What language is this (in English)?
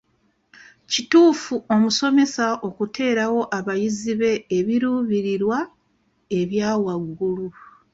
Ganda